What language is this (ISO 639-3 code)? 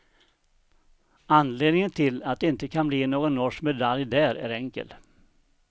swe